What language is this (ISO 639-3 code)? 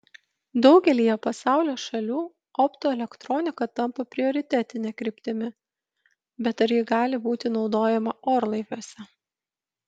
lit